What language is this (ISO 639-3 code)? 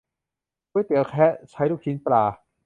tha